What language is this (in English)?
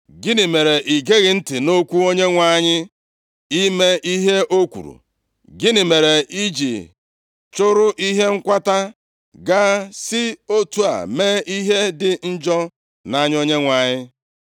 Igbo